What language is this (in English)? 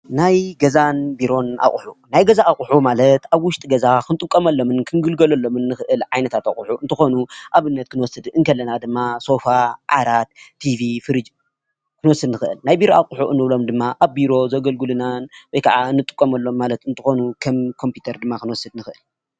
Tigrinya